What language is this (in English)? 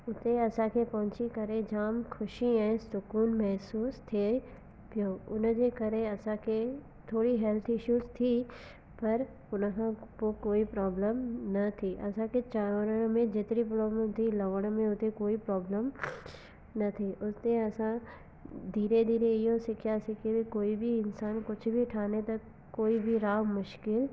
Sindhi